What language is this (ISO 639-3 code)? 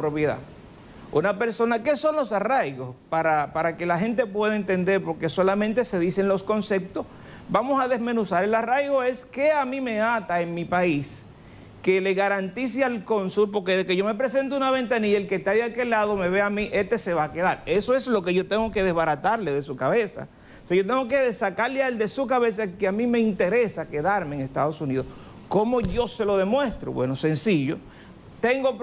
spa